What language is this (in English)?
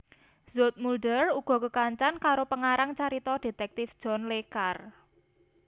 Javanese